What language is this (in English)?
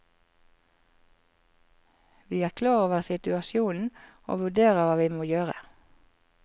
Norwegian